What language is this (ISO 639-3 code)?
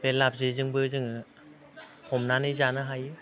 brx